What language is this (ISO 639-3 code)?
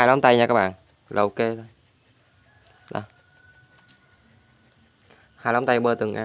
vie